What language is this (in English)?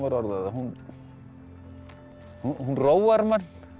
Icelandic